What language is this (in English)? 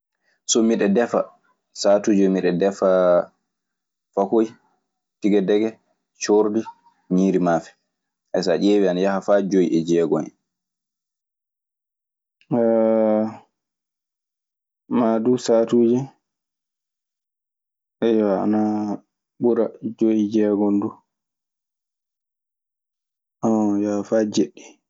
Maasina Fulfulde